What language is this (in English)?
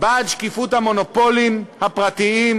Hebrew